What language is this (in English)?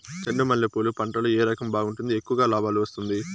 Telugu